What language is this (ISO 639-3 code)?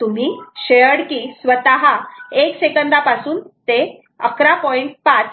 mar